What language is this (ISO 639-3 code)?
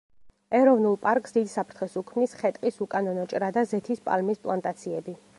kat